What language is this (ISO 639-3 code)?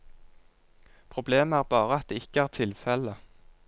nor